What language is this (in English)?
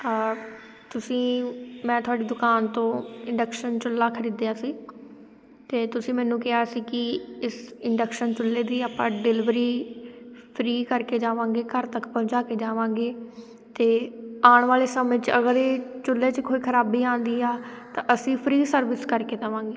Punjabi